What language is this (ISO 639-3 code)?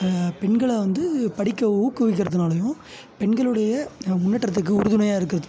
tam